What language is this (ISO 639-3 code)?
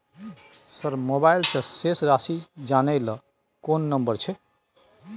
mai